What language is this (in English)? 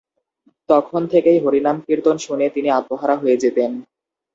Bangla